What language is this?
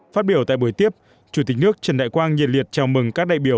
Vietnamese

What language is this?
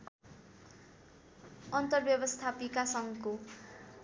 Nepali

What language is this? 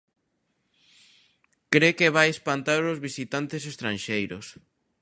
Galician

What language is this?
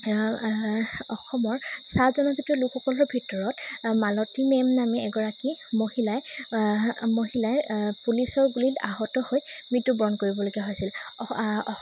Assamese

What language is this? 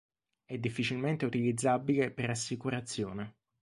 Italian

